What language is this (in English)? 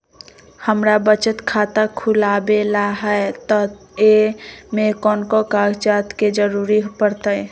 Magahi